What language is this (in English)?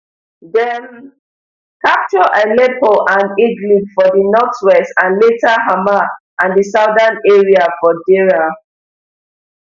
Nigerian Pidgin